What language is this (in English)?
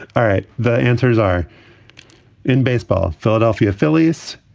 English